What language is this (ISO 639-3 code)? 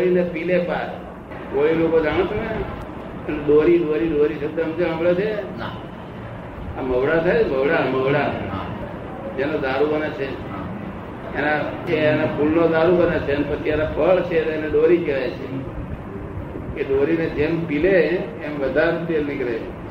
guj